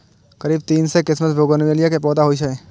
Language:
Maithili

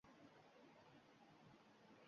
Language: Uzbek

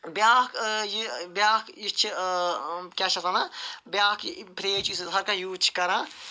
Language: Kashmiri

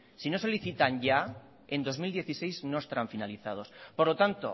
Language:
Spanish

